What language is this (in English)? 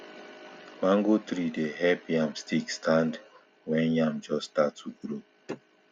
Nigerian Pidgin